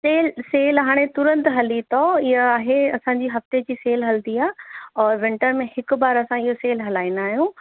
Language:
Sindhi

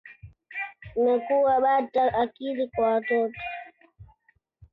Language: Swahili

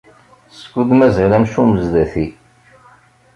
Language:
Kabyle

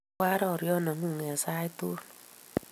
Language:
Kalenjin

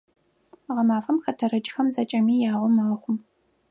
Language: Adyghe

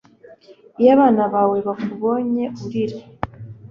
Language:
Kinyarwanda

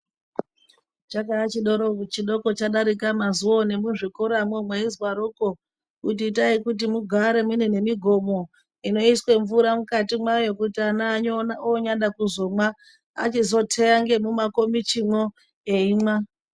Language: Ndau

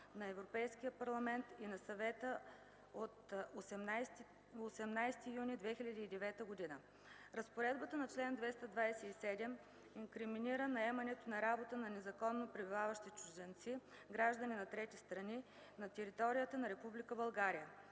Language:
Bulgarian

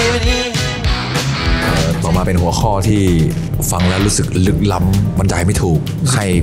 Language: Thai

